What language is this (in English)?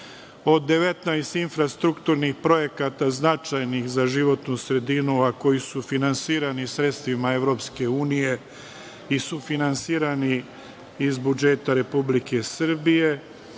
Serbian